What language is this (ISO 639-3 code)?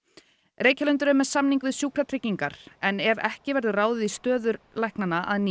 isl